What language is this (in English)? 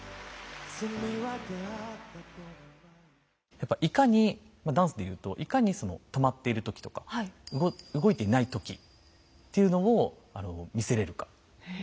Japanese